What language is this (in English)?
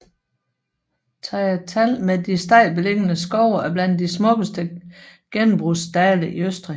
Danish